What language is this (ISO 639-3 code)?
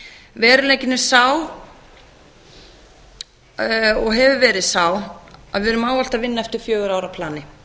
isl